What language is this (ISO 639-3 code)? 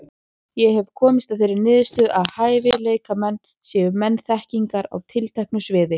isl